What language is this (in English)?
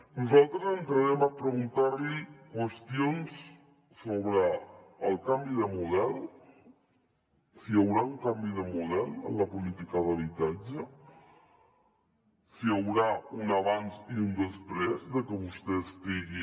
Catalan